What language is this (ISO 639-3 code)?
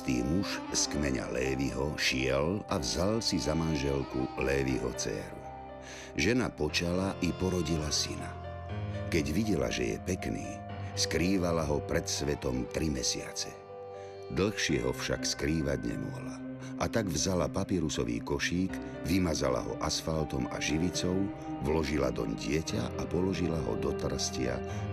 slk